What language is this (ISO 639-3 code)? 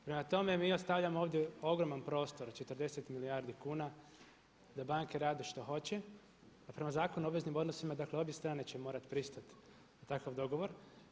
hrv